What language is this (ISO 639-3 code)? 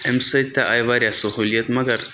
kas